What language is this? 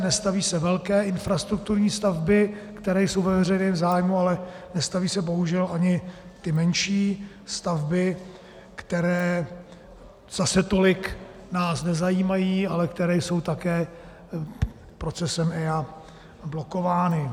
Czech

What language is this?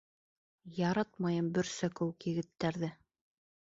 Bashkir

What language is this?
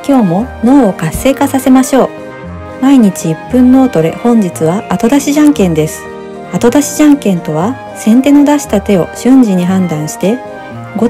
Japanese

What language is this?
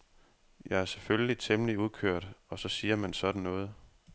Danish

